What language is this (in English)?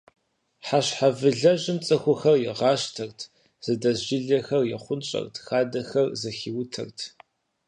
Kabardian